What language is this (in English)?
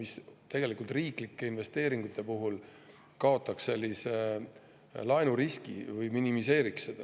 Estonian